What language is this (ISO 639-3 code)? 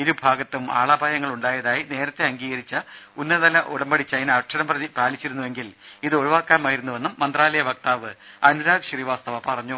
mal